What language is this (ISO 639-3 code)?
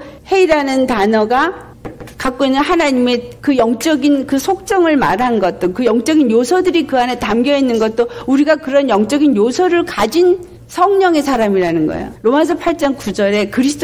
kor